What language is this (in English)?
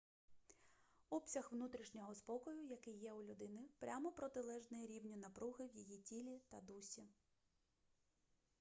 Ukrainian